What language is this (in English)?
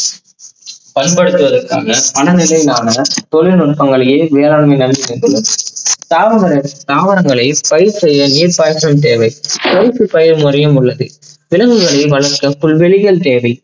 Tamil